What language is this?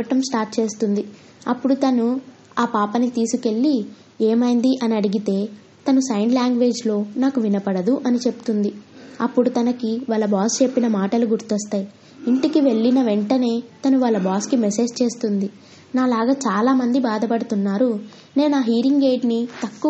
Telugu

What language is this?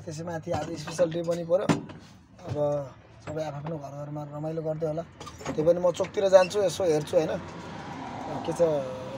Indonesian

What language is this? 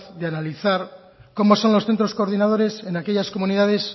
Spanish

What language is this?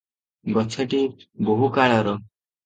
Odia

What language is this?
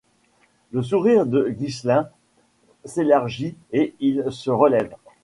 French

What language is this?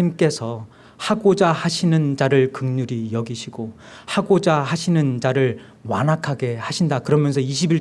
Korean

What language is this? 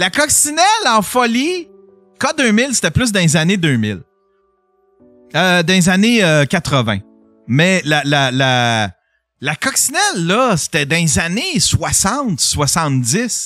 French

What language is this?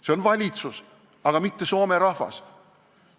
Estonian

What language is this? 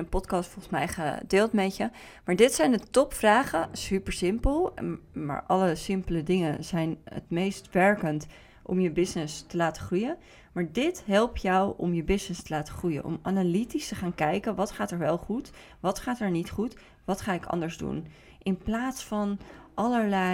Dutch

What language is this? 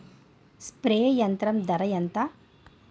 Telugu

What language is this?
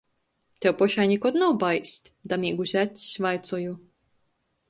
Latgalian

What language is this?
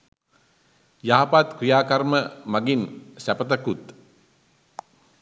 Sinhala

